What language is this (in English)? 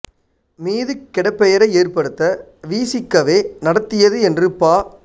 Tamil